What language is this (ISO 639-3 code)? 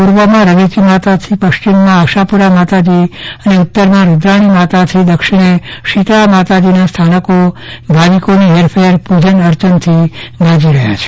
guj